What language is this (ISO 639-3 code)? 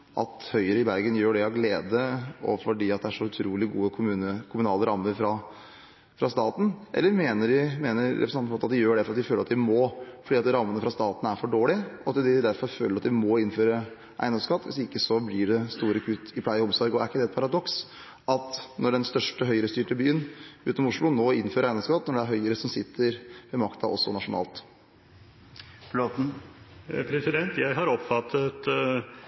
nob